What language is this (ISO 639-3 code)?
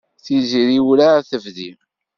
kab